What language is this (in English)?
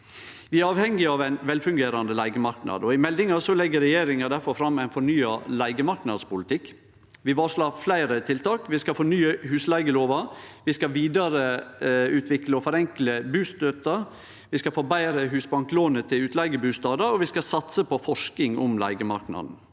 Norwegian